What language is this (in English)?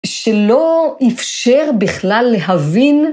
Hebrew